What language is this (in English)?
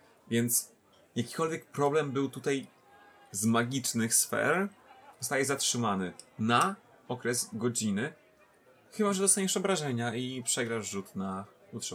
Polish